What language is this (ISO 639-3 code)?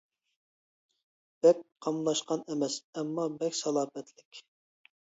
uig